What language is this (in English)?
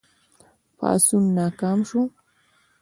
Pashto